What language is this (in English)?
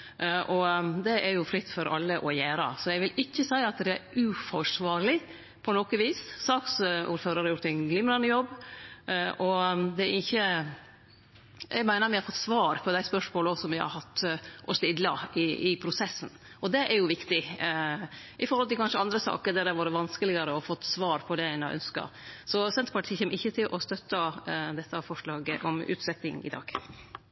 Norwegian Nynorsk